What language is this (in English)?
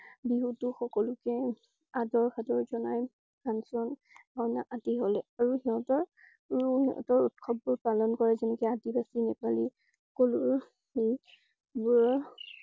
Assamese